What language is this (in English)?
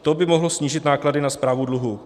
Czech